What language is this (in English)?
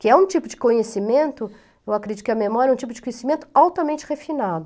Portuguese